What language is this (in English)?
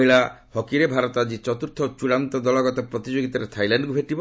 Odia